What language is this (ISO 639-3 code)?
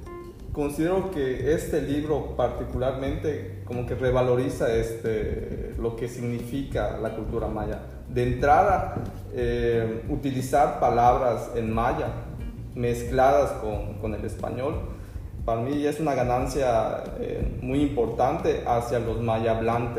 spa